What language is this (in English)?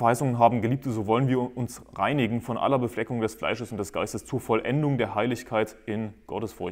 German